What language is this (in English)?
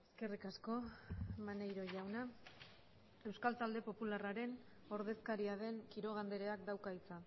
Basque